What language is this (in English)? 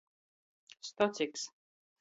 Latgalian